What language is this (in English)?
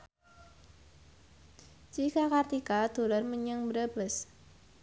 Javanese